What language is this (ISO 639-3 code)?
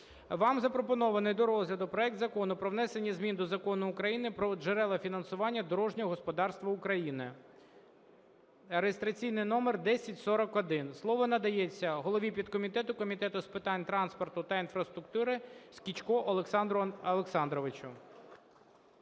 ukr